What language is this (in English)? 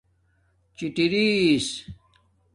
Domaaki